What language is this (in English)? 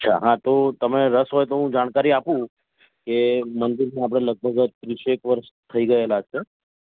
Gujarati